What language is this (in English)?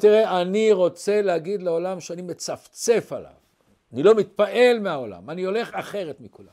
Hebrew